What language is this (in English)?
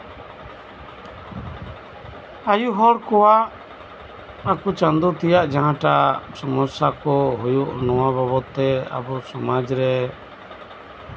Santali